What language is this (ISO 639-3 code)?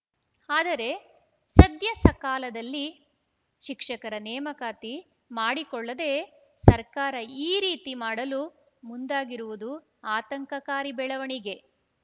kan